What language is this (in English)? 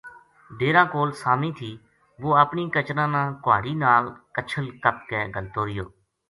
Gujari